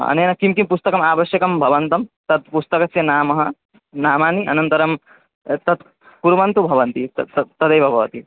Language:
Sanskrit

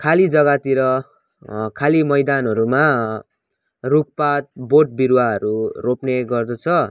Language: Nepali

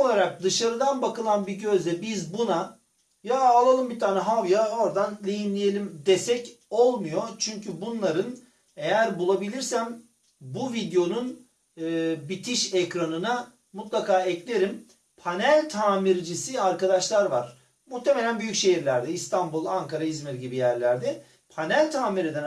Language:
Turkish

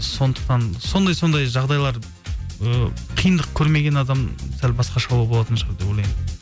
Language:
Kazakh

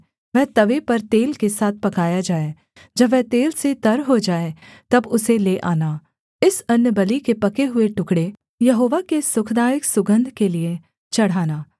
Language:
Hindi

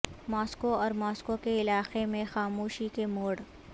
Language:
Urdu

